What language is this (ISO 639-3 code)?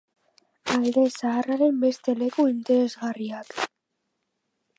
eus